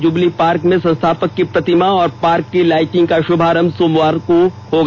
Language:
Hindi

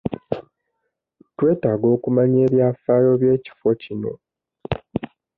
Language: Ganda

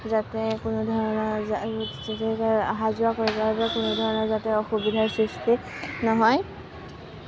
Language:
Assamese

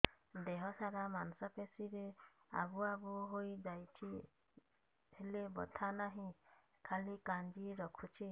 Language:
Odia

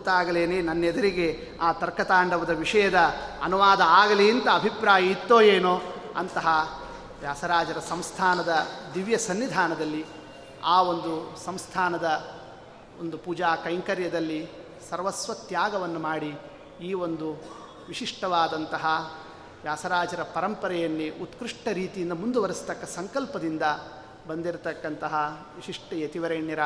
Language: Kannada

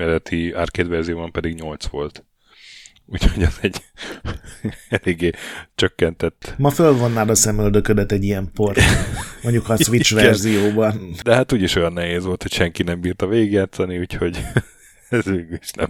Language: Hungarian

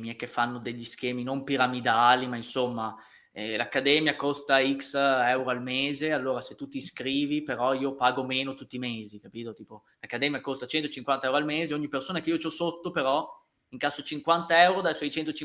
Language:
Italian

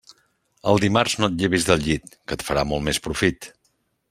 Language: Catalan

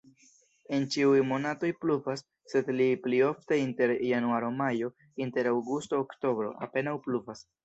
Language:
Esperanto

